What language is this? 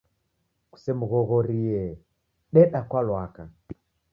Taita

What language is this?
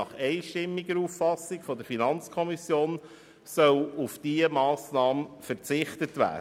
Swiss German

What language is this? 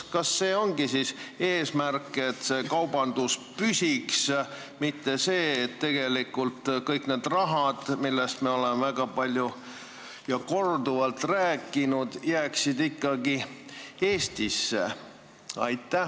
Estonian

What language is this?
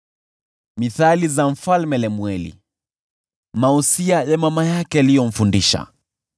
Swahili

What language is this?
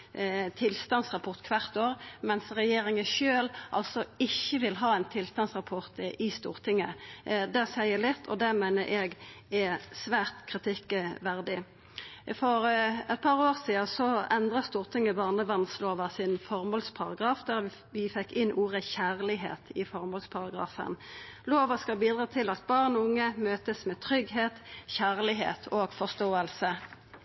Norwegian Nynorsk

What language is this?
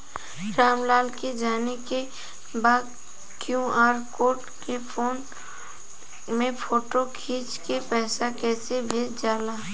Bhojpuri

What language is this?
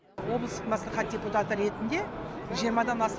Kazakh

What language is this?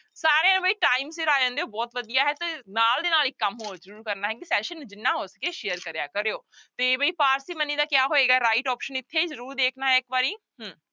Punjabi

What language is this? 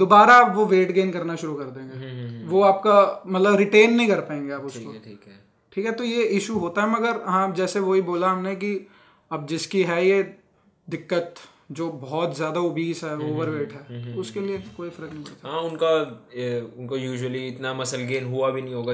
Hindi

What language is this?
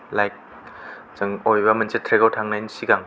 Bodo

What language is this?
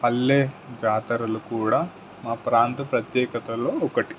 Telugu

